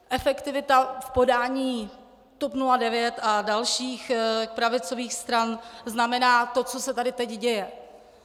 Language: Czech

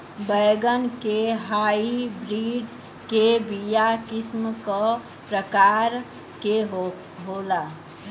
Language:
Bhojpuri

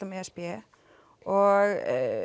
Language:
Icelandic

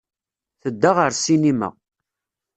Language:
Kabyle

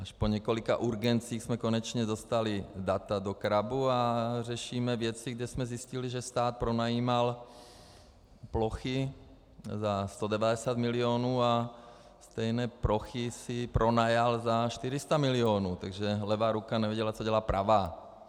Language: Czech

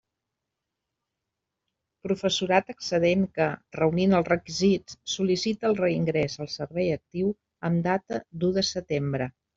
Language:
Catalan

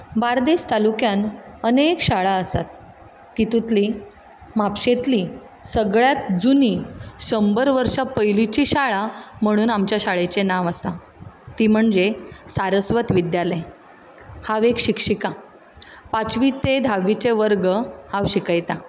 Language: Konkani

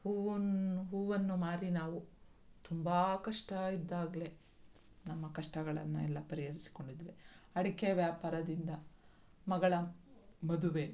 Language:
Kannada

